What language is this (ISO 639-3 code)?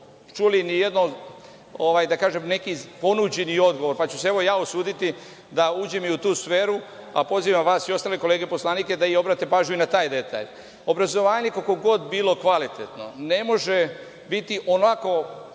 srp